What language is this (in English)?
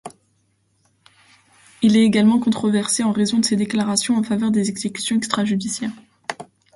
French